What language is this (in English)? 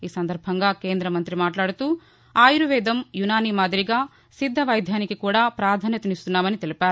Telugu